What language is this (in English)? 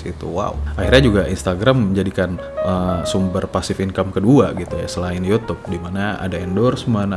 Indonesian